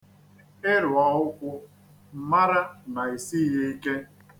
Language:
Igbo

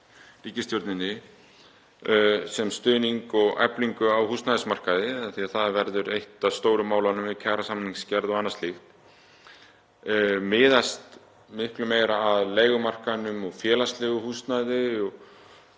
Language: Icelandic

